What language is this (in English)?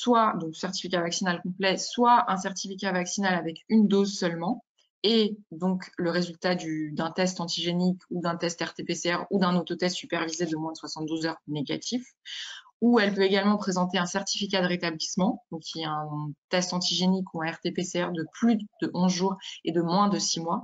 French